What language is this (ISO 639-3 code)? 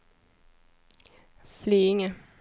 swe